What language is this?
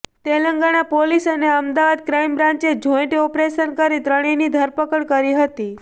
Gujarati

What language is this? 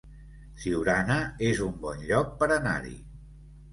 Catalan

